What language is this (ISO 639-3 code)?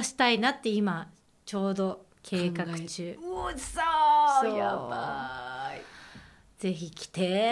jpn